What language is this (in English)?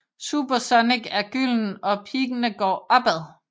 Danish